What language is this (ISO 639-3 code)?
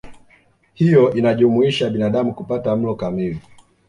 swa